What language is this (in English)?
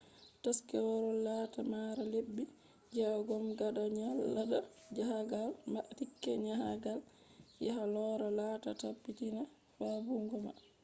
Fula